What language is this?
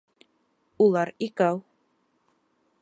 Bashkir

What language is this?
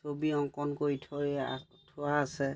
Assamese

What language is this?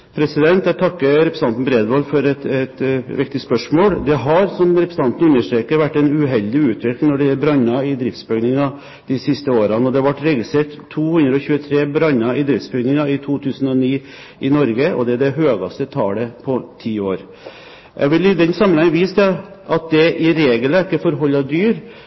Norwegian Bokmål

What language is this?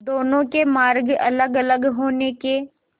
Hindi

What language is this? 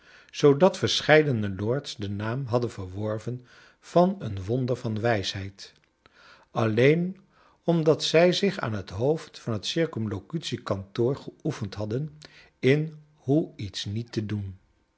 Dutch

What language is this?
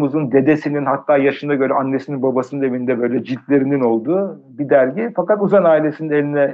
Turkish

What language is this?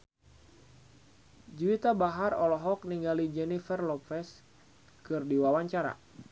Sundanese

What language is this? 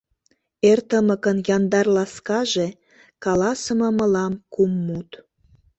Mari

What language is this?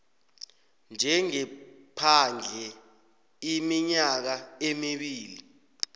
South Ndebele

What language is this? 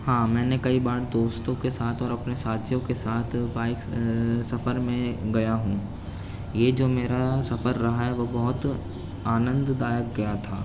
Urdu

